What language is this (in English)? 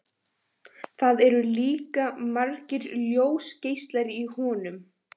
Icelandic